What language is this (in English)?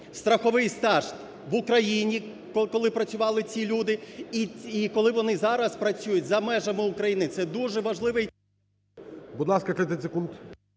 Ukrainian